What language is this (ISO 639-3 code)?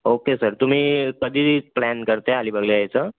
mar